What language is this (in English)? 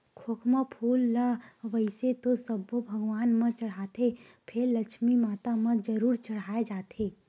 Chhattisgarhi